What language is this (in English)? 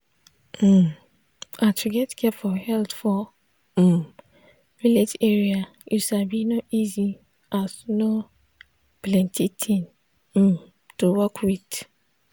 Nigerian Pidgin